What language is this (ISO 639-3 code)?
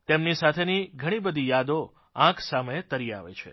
guj